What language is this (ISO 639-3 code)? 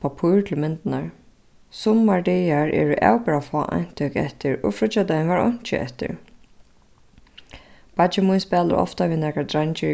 fao